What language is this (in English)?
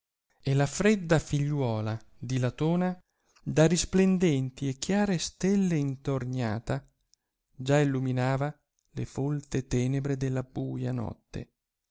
Italian